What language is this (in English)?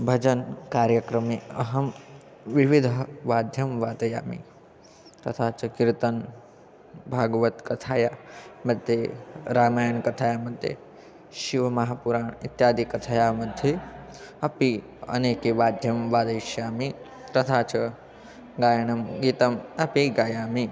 Sanskrit